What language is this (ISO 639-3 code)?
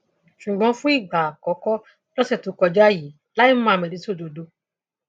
yor